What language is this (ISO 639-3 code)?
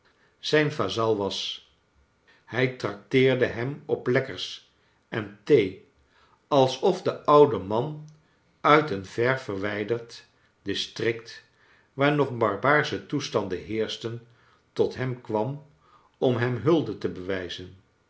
nld